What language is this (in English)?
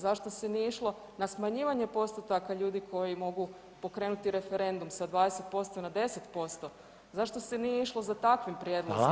Croatian